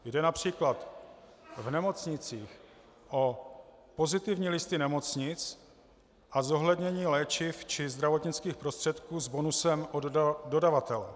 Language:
Czech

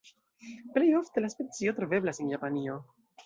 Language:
Esperanto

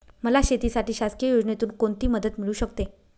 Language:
Marathi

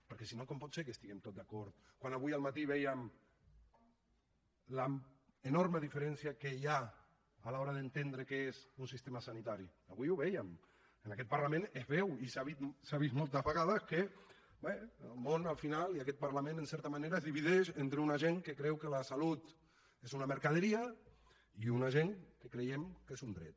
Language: Catalan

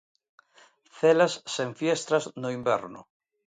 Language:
Galician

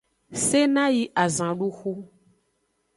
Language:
Aja (Benin)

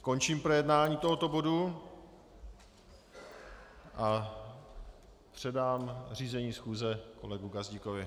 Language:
Czech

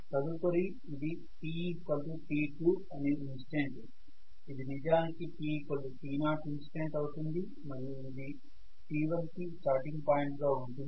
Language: Telugu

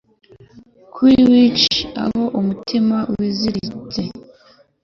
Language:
Kinyarwanda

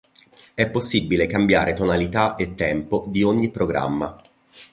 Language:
Italian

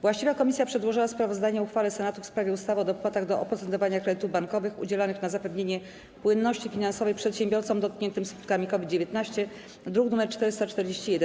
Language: Polish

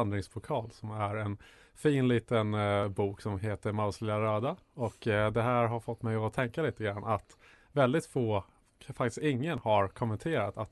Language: Swedish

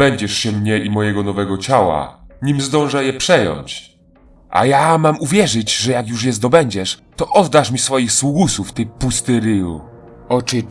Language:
Polish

